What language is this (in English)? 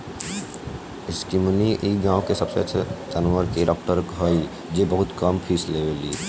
Bhojpuri